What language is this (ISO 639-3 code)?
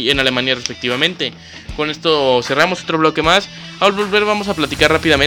spa